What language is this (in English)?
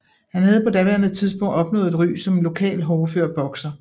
Danish